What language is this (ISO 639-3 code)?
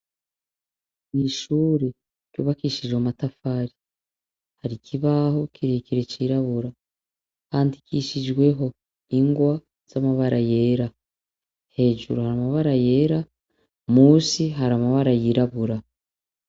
run